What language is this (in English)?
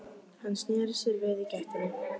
Icelandic